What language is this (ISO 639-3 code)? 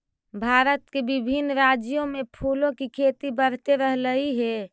mag